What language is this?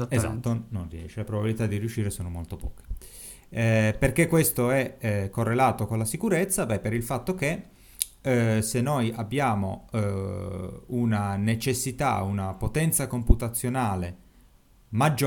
Italian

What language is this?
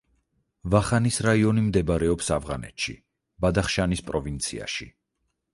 Georgian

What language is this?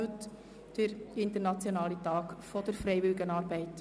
Swiss German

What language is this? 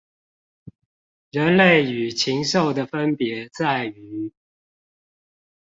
Chinese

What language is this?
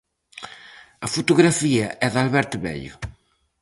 Galician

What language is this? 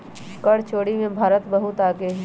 Magahi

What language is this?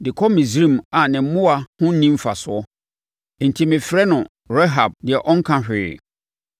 Akan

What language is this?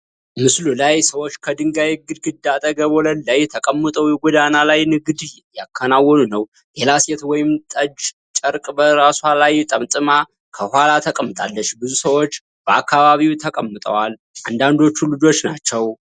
Amharic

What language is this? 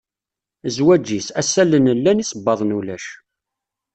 Kabyle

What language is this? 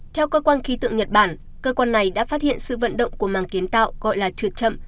Vietnamese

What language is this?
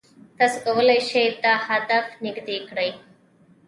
Pashto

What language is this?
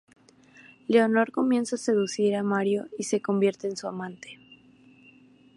Spanish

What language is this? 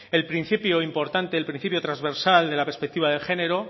Spanish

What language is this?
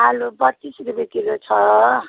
Nepali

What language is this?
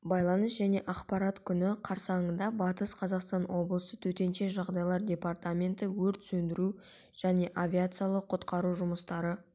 Kazakh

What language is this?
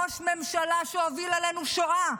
Hebrew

